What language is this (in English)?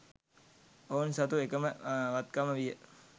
Sinhala